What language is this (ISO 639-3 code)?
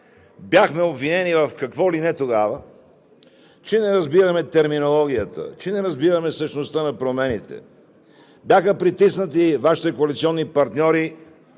bul